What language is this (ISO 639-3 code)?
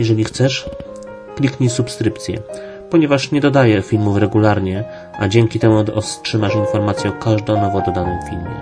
pol